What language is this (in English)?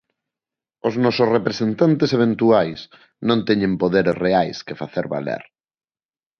Galician